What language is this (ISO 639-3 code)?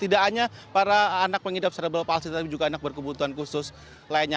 ind